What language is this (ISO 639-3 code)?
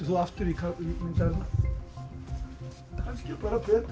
isl